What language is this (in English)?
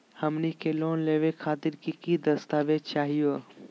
Magahi